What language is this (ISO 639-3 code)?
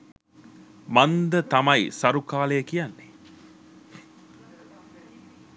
sin